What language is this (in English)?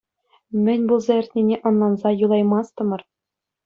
Chuvash